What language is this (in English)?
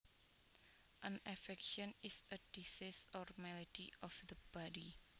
Javanese